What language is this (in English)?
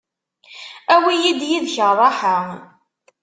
Kabyle